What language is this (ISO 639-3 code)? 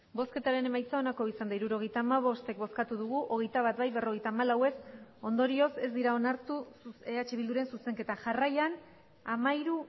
eus